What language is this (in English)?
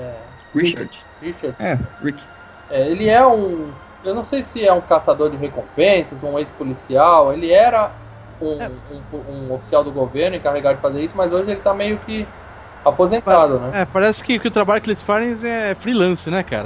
Portuguese